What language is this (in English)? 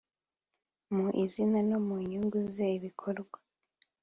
Kinyarwanda